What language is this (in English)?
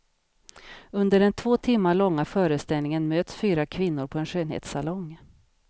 Swedish